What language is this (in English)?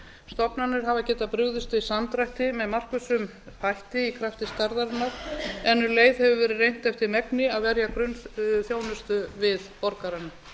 Icelandic